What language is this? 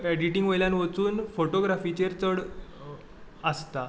Konkani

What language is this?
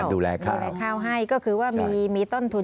Thai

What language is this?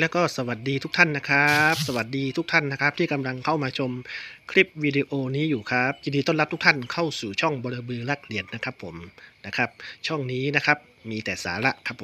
Thai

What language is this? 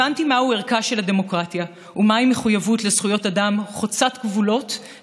Hebrew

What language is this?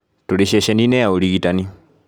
Kikuyu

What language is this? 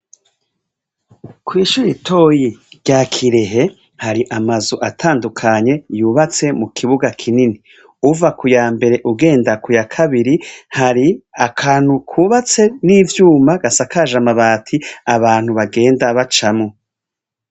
Rundi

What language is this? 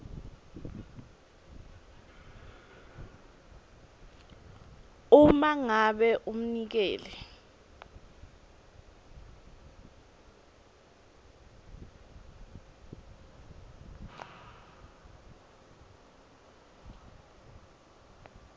Swati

